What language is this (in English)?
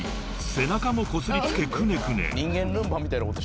Japanese